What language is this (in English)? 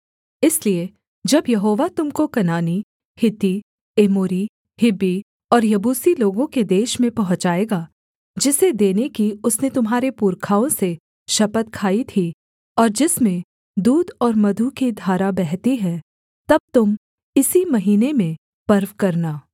Hindi